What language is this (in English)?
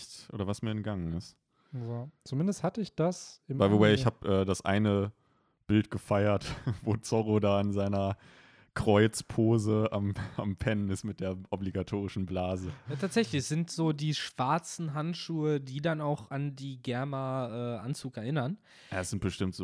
German